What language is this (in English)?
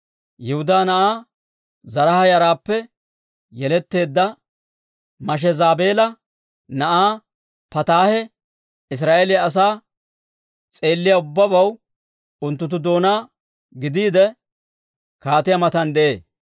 Dawro